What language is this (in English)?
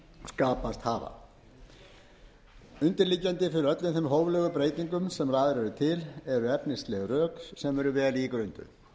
Icelandic